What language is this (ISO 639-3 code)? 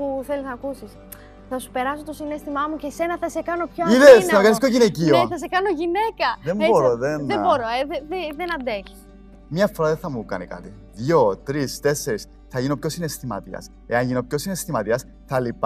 ell